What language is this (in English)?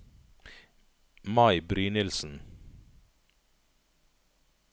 Norwegian